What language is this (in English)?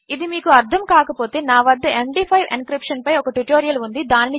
Telugu